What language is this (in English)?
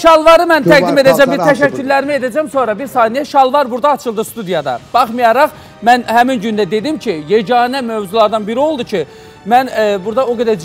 Turkish